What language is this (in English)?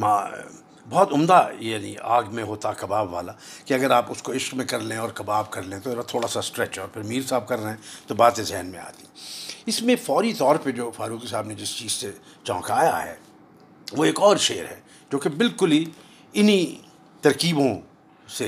Urdu